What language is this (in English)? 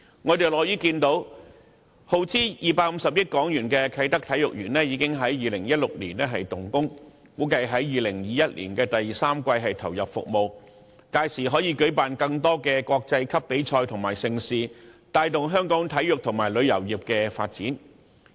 Cantonese